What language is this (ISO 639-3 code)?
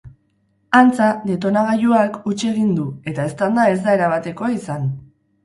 eus